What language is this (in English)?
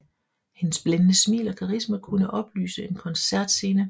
Danish